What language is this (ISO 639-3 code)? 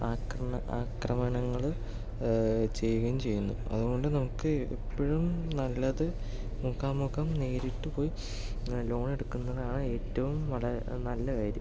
mal